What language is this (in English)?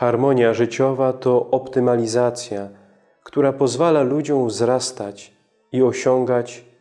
Polish